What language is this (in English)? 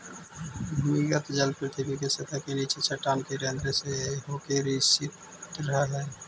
Magahi